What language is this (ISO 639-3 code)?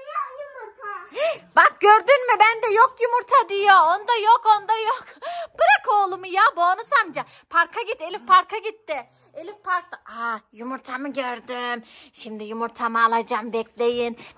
tur